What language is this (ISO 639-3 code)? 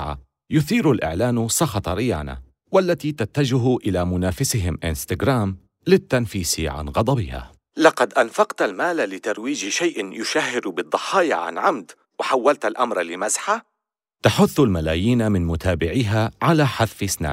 ara